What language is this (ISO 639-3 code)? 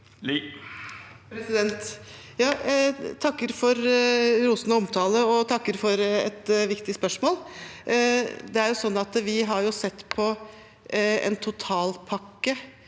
nor